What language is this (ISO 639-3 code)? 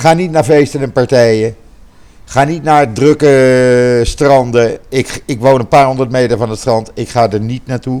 nld